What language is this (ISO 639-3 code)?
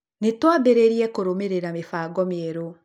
kik